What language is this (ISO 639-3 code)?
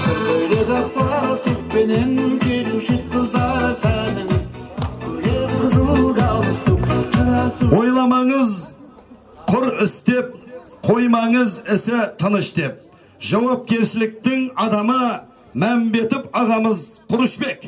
tur